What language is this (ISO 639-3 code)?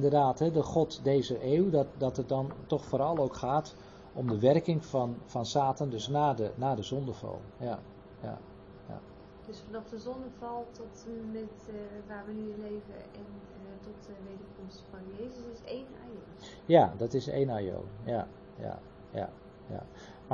nld